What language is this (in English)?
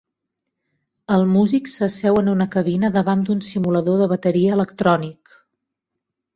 Catalan